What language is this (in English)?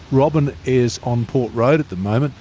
English